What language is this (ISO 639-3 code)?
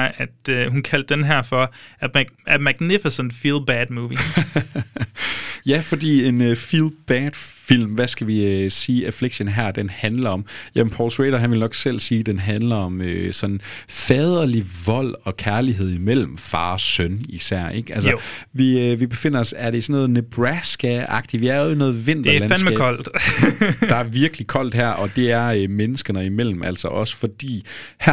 dan